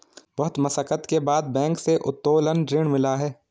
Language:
Hindi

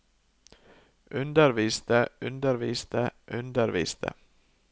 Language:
Norwegian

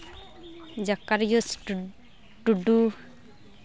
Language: Santali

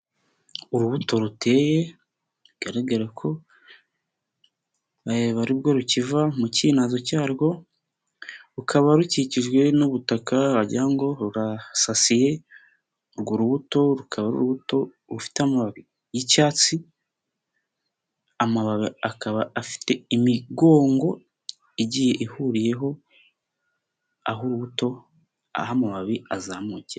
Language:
Kinyarwanda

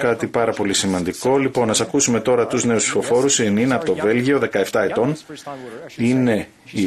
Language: Greek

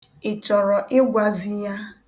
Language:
Igbo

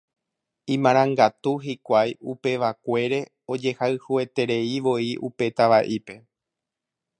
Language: Guarani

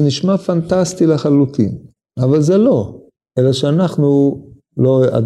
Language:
Hebrew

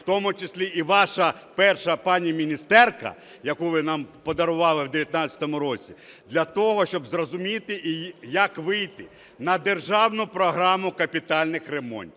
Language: Ukrainian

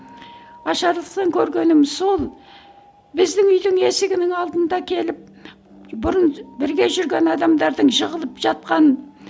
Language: Kazakh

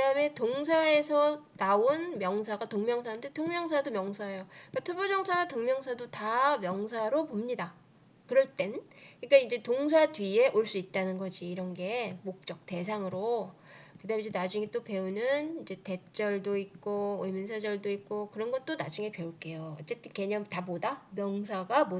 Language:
Korean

